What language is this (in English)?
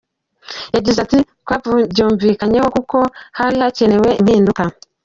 Kinyarwanda